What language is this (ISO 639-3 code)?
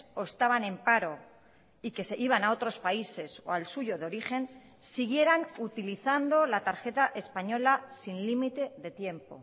spa